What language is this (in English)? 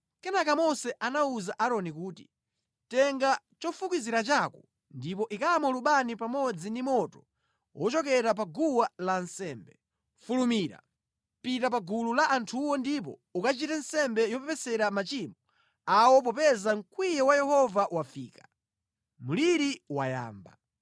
Nyanja